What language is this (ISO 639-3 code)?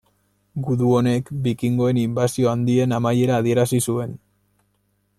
eus